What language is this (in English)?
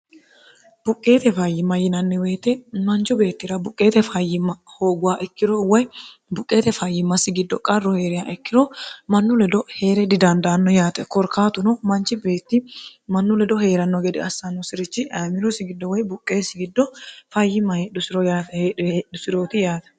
Sidamo